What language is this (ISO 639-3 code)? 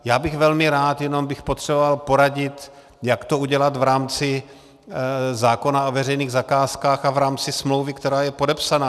ces